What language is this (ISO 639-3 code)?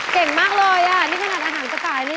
tha